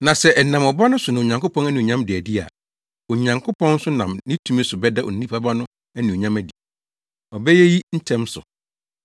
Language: Akan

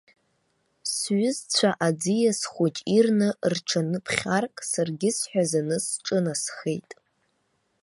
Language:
Abkhazian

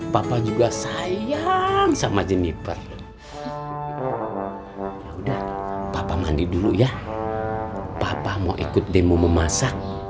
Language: Indonesian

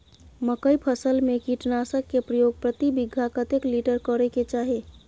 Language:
Maithili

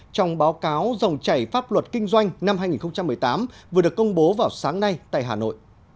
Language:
Vietnamese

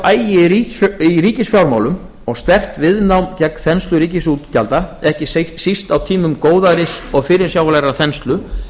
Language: Icelandic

